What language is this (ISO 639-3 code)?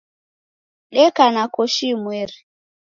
dav